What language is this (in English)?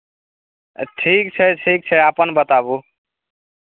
Maithili